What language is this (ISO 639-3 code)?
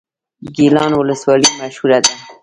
pus